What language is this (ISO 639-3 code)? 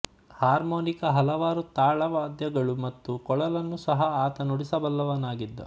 kan